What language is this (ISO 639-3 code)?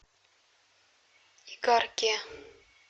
rus